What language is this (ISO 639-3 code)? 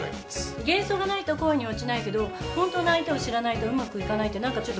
jpn